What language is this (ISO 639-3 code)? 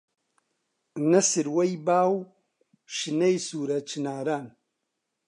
ckb